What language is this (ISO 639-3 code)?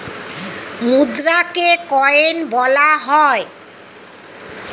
ben